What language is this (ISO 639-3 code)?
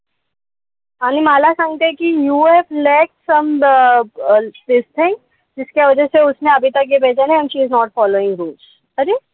mar